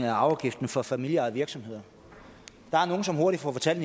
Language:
Danish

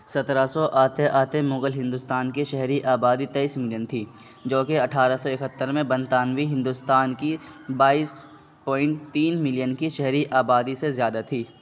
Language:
Urdu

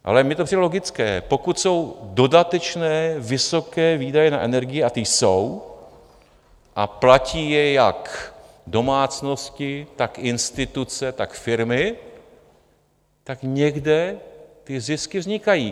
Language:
Czech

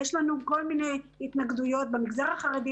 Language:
Hebrew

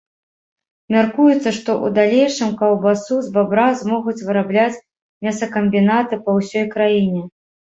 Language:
Belarusian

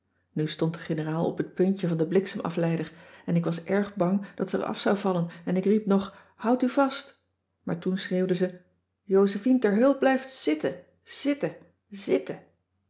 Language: Dutch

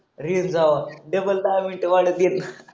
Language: Marathi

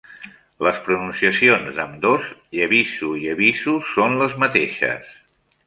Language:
Catalan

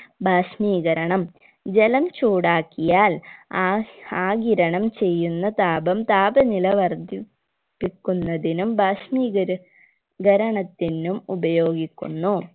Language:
Malayalam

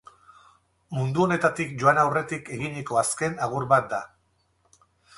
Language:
Basque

